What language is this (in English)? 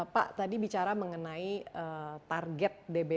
Indonesian